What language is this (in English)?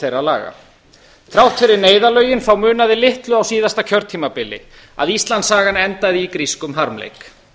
Icelandic